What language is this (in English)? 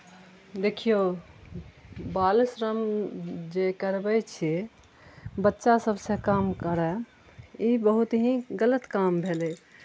Maithili